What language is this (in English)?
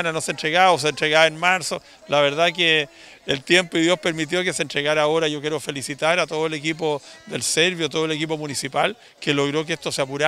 Spanish